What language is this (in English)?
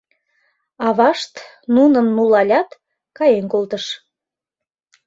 Mari